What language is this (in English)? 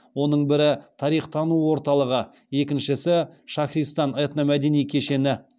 Kazakh